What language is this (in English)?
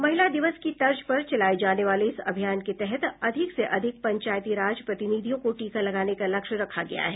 Hindi